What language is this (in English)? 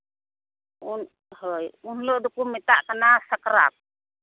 Santali